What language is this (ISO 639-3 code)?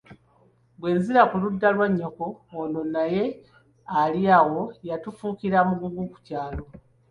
lug